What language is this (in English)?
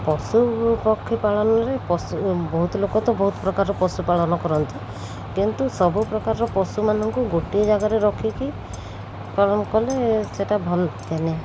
Odia